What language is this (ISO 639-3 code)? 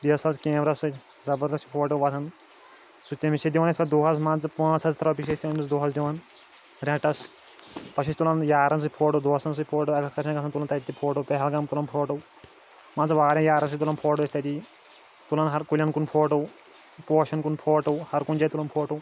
kas